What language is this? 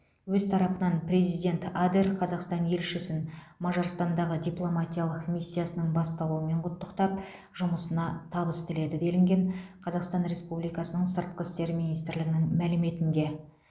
Kazakh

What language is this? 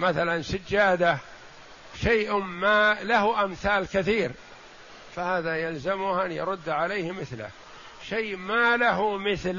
Arabic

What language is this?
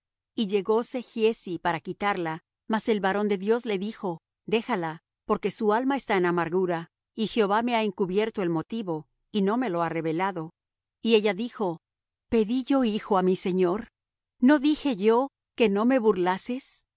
Spanish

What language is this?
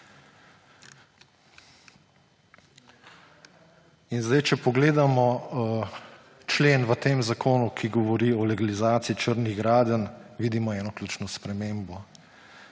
Slovenian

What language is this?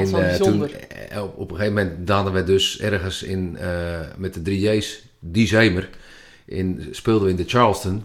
Dutch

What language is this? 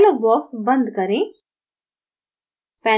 Hindi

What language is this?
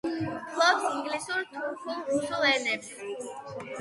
Georgian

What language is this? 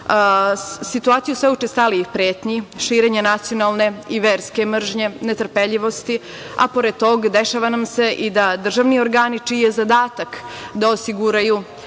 Serbian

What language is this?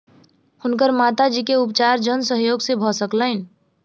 Maithili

